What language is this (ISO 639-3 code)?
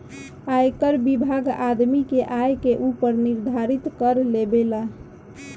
bho